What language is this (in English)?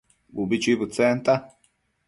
Matsés